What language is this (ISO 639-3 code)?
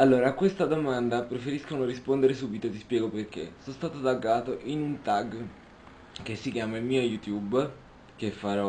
ita